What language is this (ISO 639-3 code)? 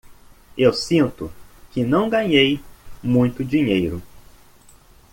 por